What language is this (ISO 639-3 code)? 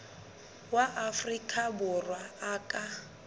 sot